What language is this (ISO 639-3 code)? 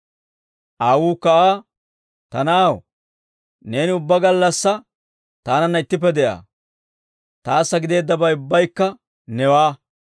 dwr